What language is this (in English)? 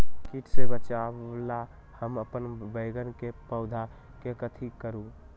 Magahi